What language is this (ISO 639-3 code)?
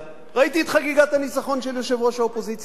heb